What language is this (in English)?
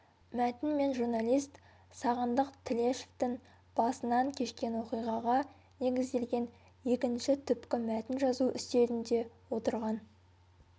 Kazakh